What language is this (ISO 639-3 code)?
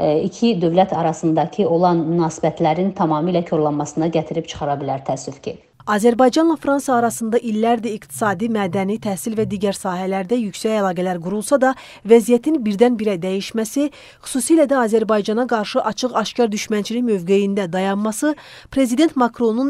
tur